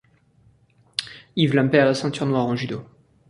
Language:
French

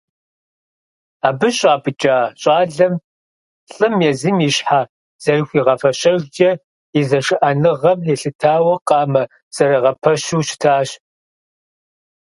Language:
Kabardian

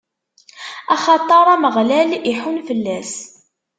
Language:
Kabyle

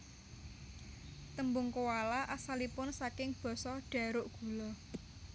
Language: Javanese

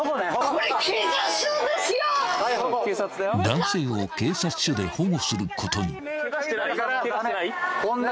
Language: Japanese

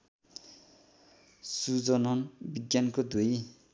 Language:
Nepali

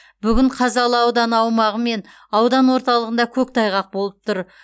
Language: Kazakh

